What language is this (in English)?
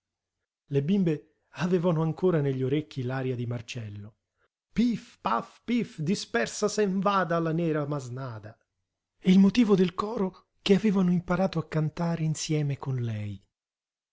Italian